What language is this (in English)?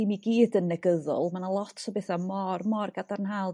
Welsh